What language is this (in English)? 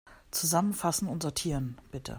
German